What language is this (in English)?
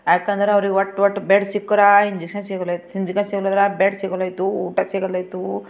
Kannada